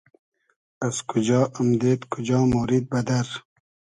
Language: Hazaragi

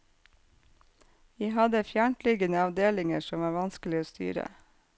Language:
Norwegian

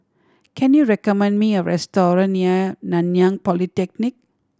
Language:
English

